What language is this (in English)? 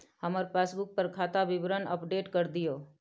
Maithili